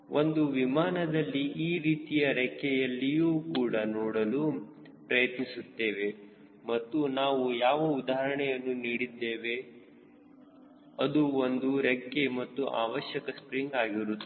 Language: Kannada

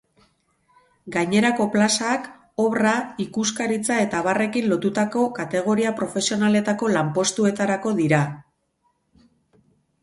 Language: Basque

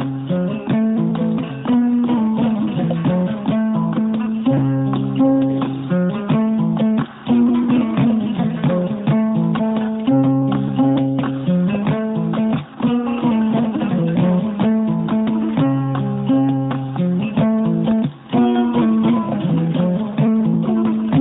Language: Fula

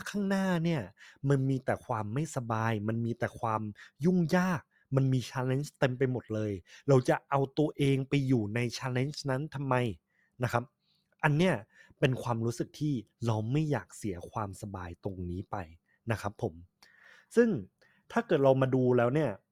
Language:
Thai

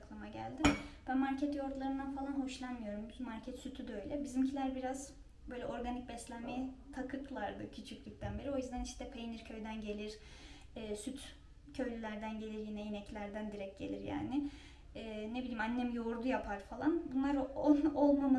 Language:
Turkish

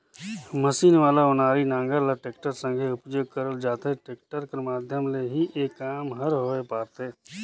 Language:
Chhattisgarhi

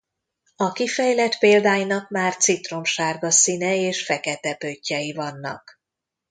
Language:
Hungarian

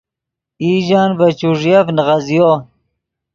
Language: Yidgha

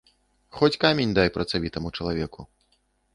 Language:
Belarusian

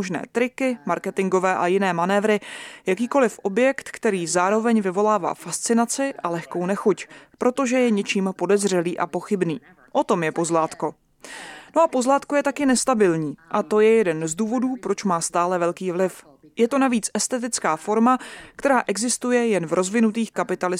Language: Czech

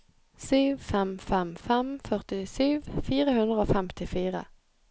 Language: Norwegian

